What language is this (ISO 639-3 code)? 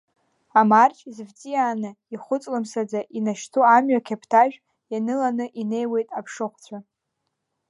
abk